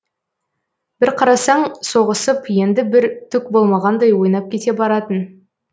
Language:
Kazakh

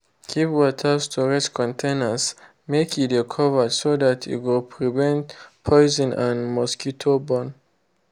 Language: Nigerian Pidgin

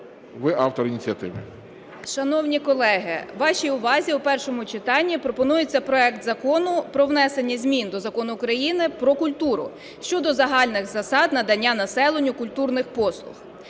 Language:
Ukrainian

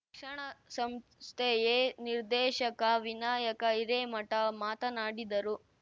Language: Kannada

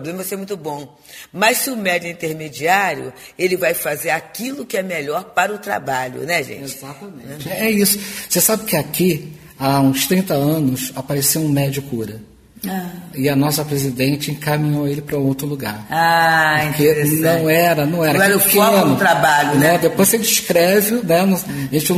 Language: Portuguese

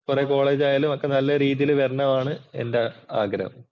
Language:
Malayalam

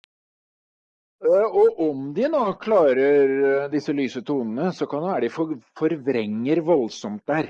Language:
Norwegian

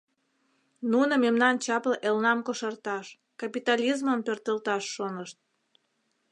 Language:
Mari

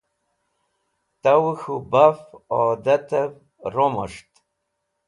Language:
Wakhi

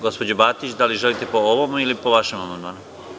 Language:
Serbian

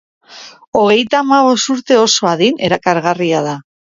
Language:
Basque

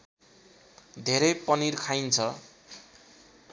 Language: Nepali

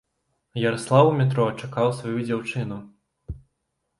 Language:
Belarusian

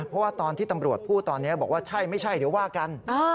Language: Thai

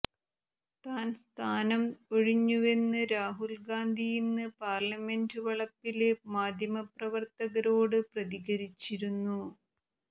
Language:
Malayalam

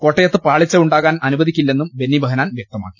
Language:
Malayalam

